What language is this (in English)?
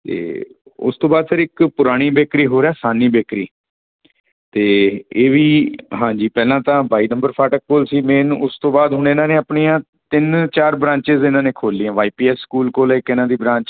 Punjabi